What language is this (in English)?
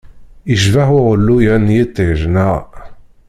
Kabyle